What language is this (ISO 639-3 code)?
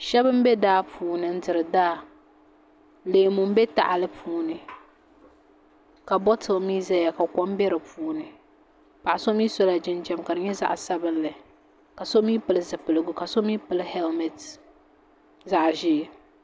dag